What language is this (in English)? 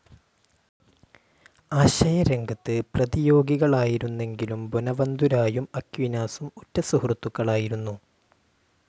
Malayalam